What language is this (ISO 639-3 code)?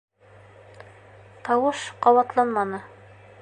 bak